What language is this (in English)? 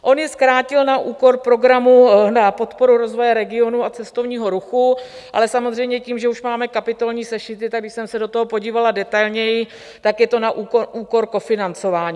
Czech